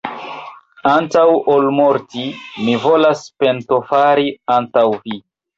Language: Esperanto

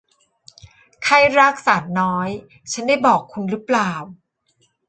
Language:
Thai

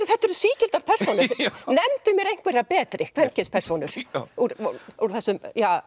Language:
Icelandic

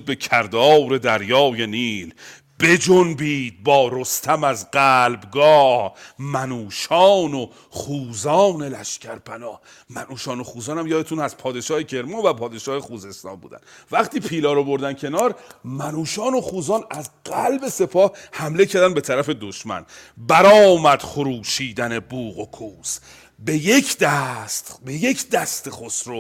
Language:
Persian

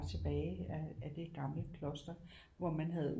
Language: Danish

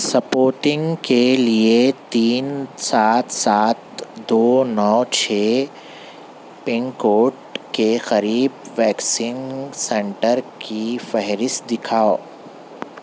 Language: Urdu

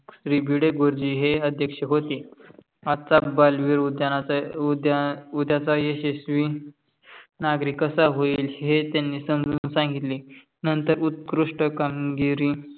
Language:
Marathi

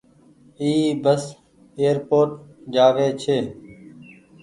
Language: Goaria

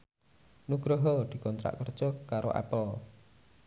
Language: Javanese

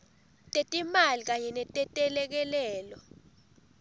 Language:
Swati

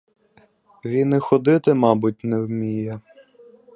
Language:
Ukrainian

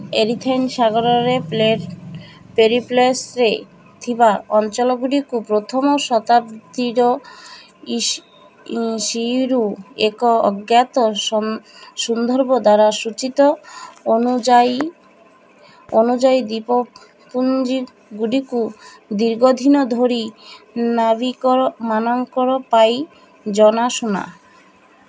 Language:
Odia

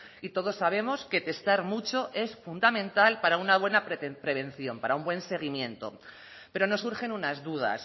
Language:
Spanish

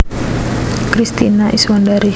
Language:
Javanese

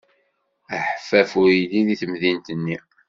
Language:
Kabyle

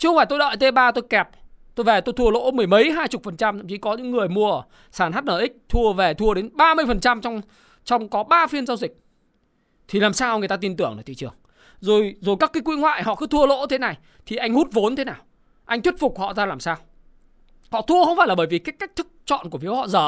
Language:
Vietnamese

